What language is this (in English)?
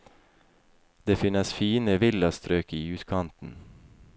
Norwegian